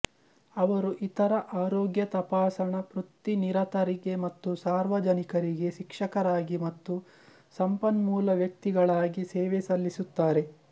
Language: Kannada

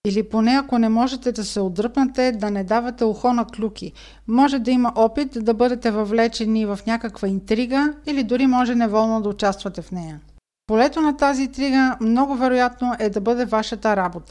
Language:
Bulgarian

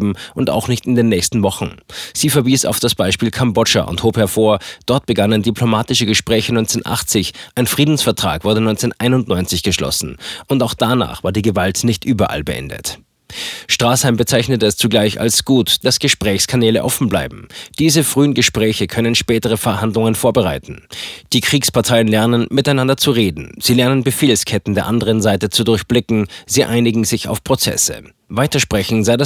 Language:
German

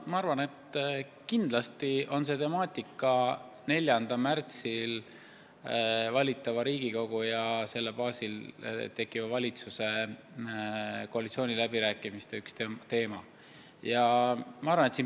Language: Estonian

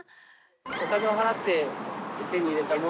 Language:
Japanese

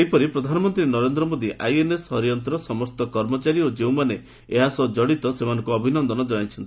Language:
Odia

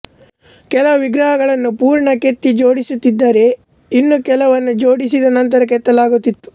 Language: Kannada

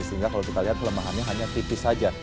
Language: Indonesian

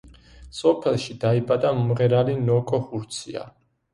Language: Georgian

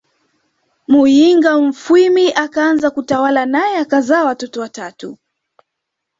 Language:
Swahili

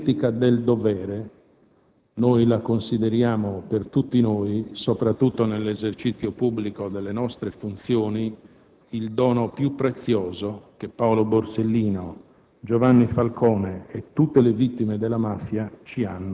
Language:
Italian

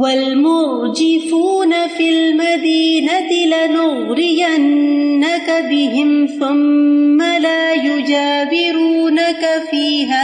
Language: Urdu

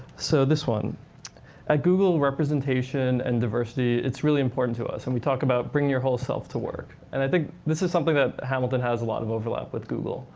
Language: English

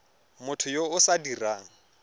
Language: Tswana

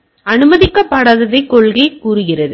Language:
Tamil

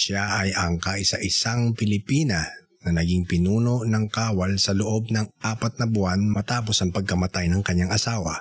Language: Filipino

